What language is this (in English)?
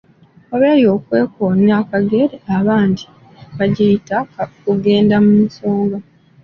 Ganda